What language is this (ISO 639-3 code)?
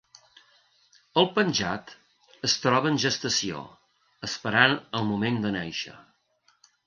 cat